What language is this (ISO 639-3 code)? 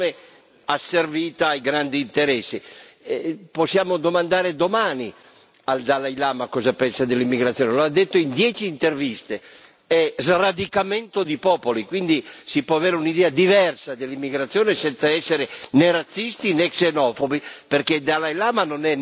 ita